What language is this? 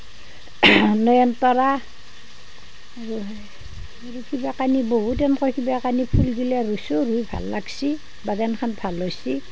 Assamese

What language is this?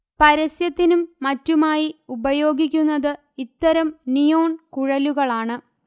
Malayalam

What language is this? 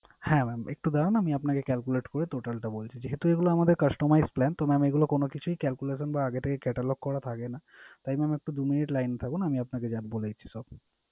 Bangla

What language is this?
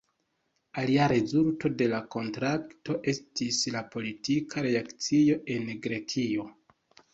Esperanto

